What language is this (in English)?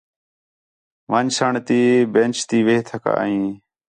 Khetrani